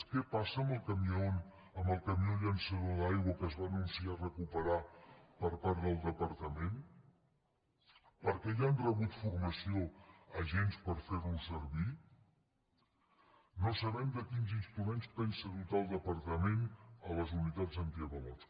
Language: Catalan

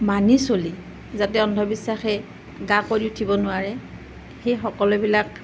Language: Assamese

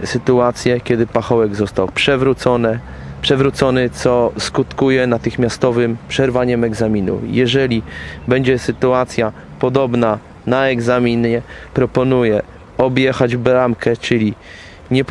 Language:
Polish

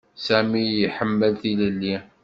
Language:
Kabyle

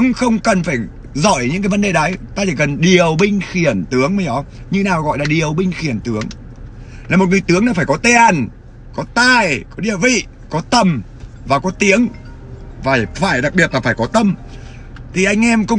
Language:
Vietnamese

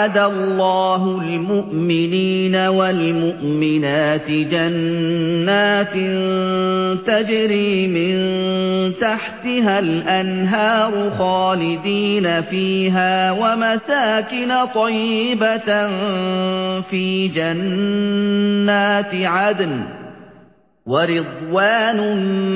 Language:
Arabic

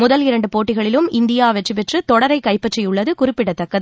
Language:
Tamil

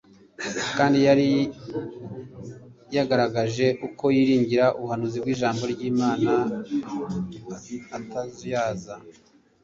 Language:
Kinyarwanda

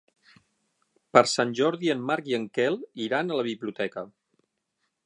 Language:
Catalan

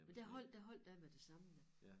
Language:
Danish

